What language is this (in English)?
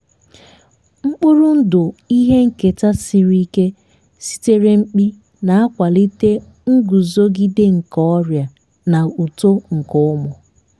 Igbo